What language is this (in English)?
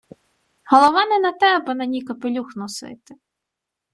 Ukrainian